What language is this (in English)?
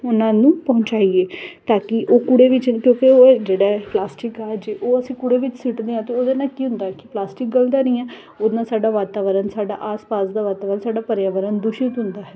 Punjabi